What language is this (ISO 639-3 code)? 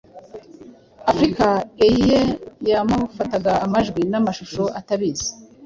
kin